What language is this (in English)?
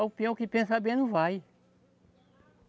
Portuguese